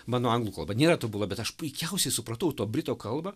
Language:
Lithuanian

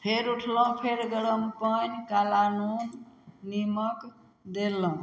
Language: Maithili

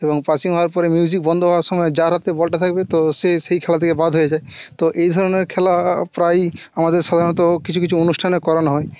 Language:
Bangla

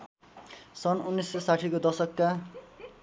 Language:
Nepali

